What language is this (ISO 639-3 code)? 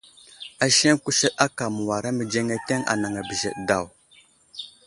udl